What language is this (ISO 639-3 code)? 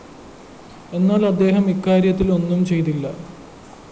mal